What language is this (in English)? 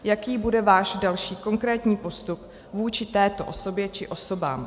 Czech